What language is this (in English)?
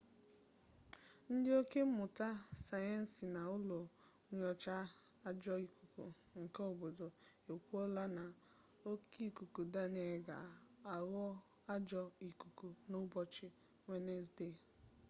Igbo